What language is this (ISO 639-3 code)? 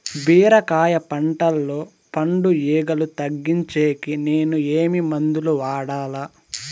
tel